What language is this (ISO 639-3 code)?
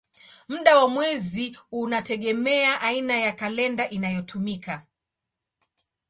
swa